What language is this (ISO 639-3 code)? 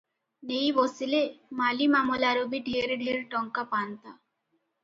ori